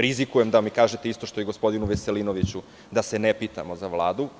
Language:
Serbian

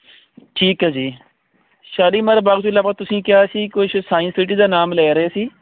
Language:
Punjabi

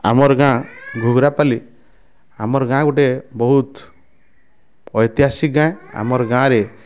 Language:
Odia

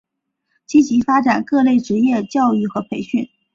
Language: Chinese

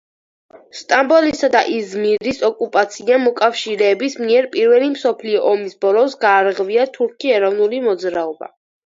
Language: Georgian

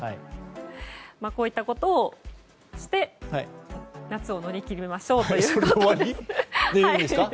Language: Japanese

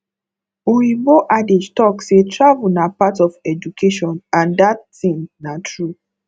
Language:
Nigerian Pidgin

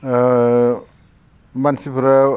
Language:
Bodo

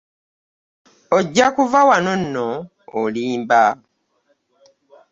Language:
Ganda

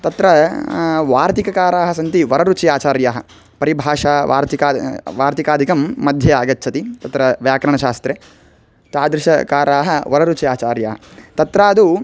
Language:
Sanskrit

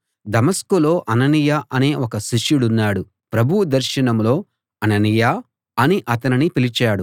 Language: Telugu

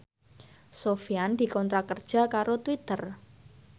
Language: Javanese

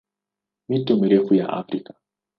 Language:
Swahili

